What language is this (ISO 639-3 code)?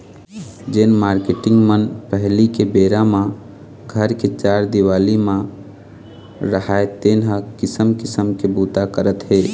hne